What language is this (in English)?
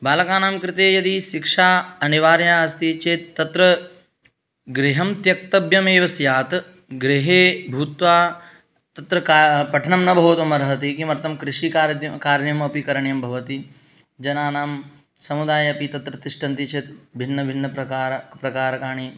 Sanskrit